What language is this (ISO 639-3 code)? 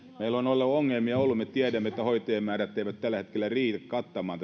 fin